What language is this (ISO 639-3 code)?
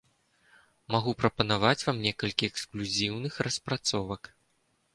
bel